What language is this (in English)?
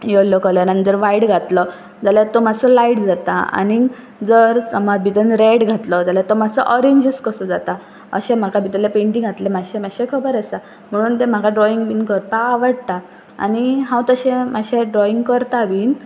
Konkani